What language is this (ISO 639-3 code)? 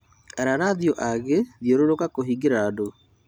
kik